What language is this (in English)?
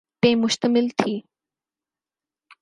Urdu